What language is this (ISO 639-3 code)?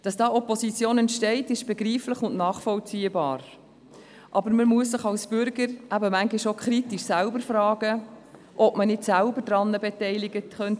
gsw